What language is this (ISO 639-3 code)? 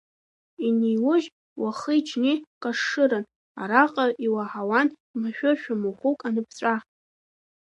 abk